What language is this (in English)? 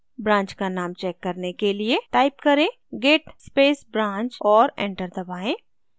Hindi